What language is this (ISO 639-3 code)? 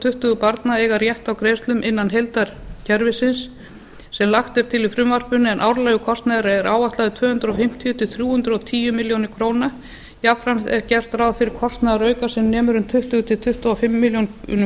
isl